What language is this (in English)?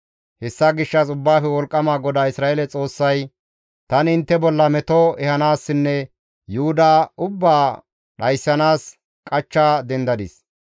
Gamo